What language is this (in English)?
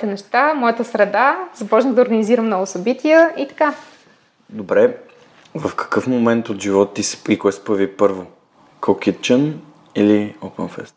Bulgarian